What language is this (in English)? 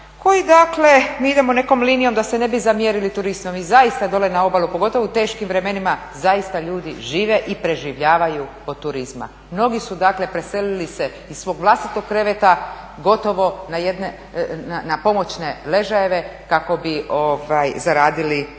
Croatian